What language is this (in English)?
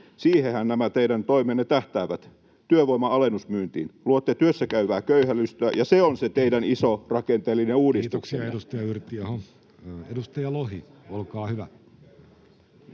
Finnish